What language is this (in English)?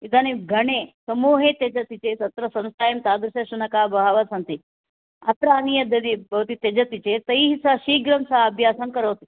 Sanskrit